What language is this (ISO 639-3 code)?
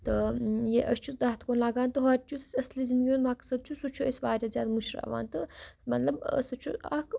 kas